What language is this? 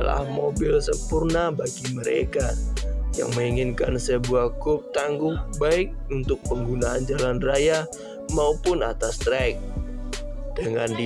Indonesian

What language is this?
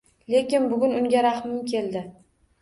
Uzbek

